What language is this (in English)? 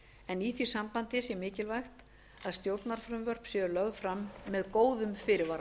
Icelandic